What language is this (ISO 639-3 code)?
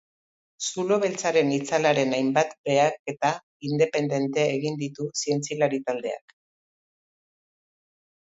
eus